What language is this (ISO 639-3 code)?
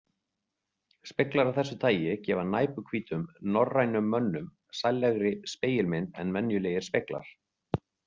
isl